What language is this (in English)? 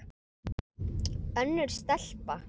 Icelandic